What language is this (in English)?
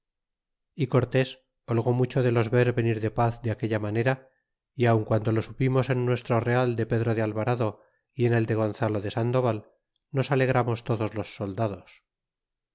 Spanish